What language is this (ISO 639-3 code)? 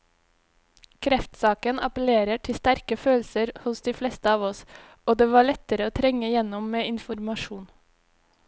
nor